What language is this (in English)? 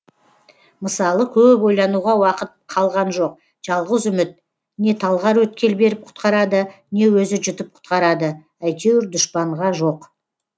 Kazakh